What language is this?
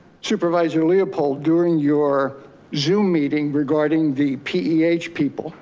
English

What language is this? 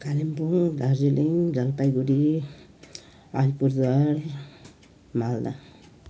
Nepali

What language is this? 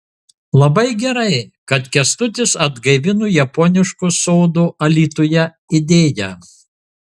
Lithuanian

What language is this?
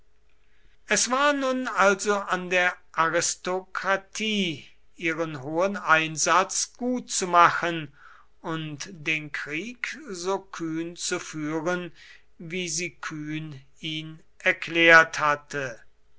German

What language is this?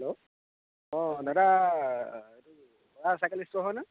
Assamese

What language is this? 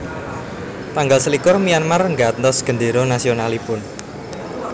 Javanese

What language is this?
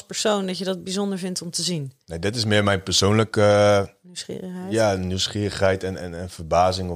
Dutch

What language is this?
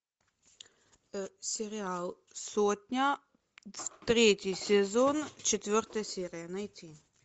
Russian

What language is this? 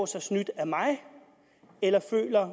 Danish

